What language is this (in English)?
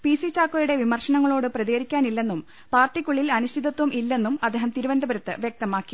Malayalam